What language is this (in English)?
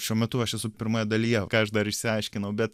Lithuanian